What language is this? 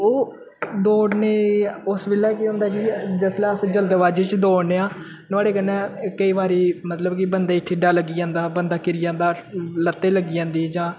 Dogri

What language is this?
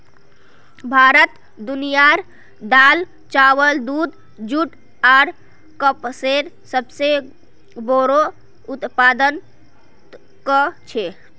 Magahi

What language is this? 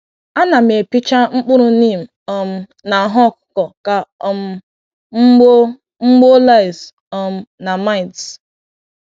Igbo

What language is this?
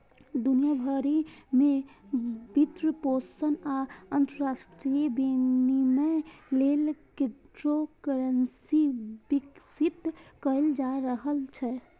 Maithili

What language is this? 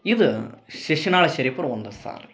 Kannada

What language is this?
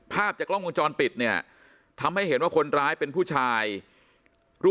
Thai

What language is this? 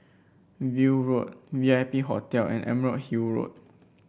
English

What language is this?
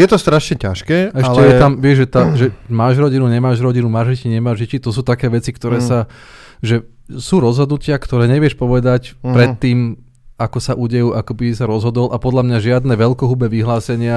Slovak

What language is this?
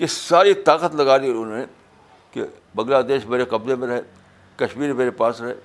Urdu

